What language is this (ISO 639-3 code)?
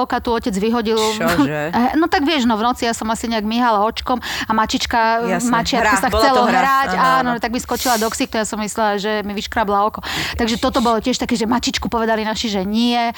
slk